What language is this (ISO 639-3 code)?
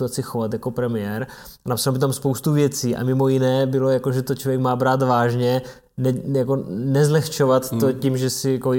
ces